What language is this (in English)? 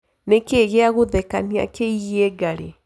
Kikuyu